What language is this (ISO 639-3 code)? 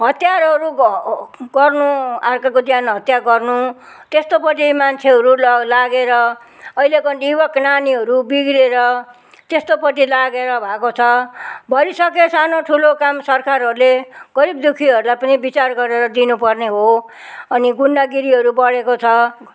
nep